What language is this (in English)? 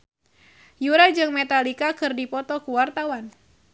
Sundanese